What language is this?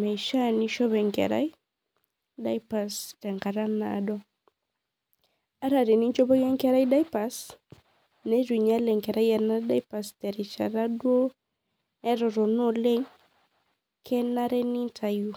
Masai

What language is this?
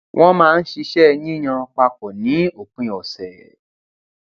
Yoruba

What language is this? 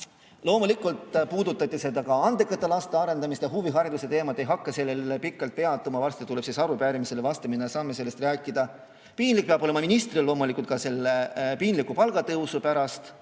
Estonian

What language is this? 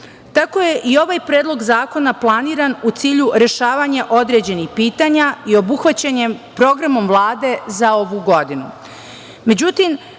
Serbian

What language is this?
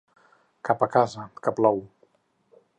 Catalan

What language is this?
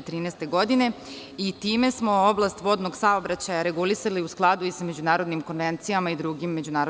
Serbian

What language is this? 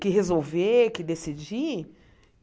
Portuguese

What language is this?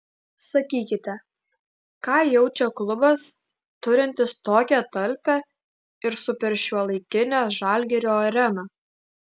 Lithuanian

